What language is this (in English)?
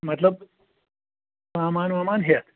Kashmiri